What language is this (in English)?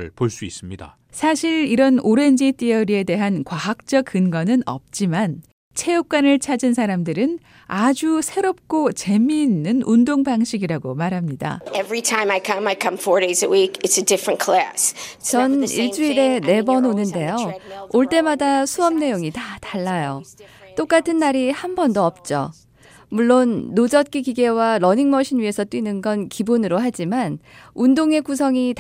Korean